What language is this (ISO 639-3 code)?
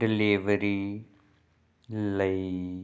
pan